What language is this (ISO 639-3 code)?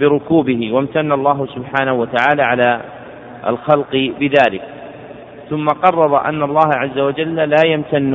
ara